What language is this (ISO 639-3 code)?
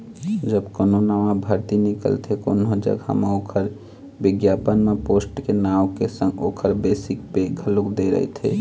hne